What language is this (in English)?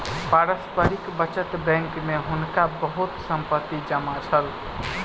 Maithili